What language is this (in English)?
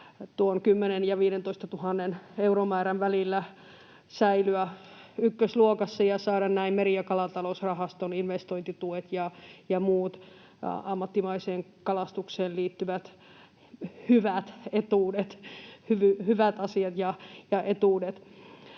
Finnish